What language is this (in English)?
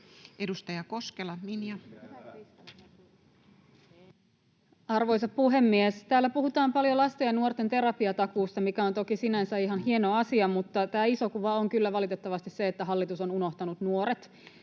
Finnish